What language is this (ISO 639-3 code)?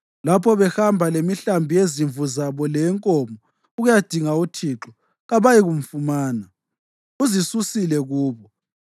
nde